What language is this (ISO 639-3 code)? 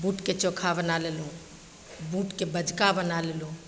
mai